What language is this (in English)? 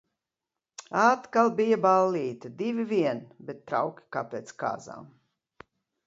Latvian